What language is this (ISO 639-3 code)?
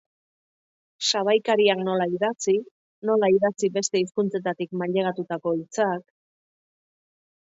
eus